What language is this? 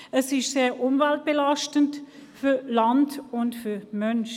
Swiss German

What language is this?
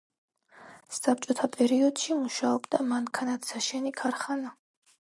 Georgian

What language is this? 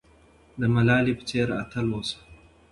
Pashto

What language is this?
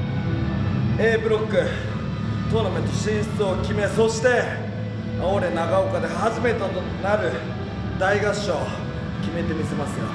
Japanese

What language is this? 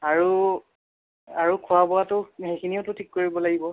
Assamese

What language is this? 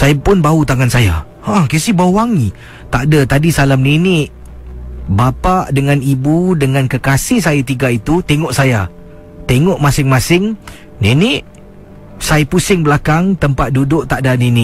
Malay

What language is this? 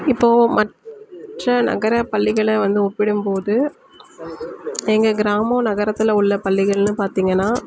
Tamil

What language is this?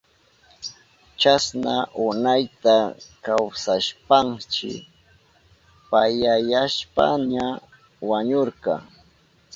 Southern Pastaza Quechua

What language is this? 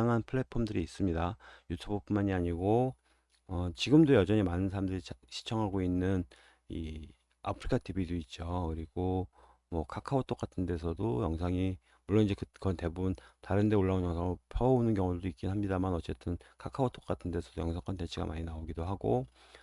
Korean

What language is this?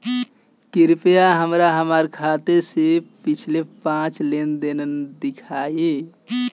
Bhojpuri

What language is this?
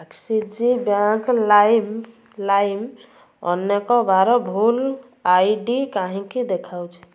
Odia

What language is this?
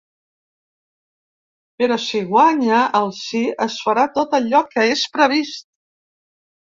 Catalan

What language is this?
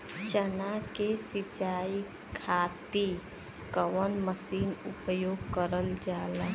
Bhojpuri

